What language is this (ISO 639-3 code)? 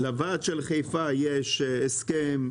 heb